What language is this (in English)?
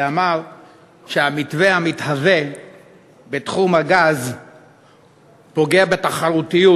Hebrew